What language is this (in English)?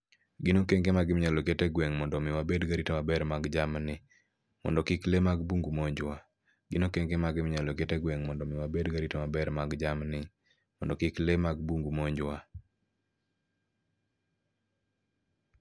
Luo (Kenya and Tanzania)